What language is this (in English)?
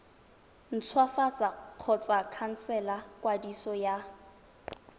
Tswana